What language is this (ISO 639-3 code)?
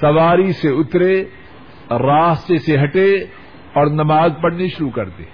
urd